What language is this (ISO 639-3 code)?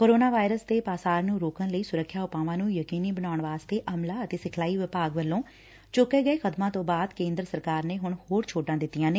pan